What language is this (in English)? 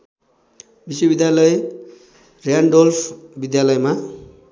Nepali